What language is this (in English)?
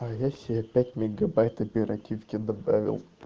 Russian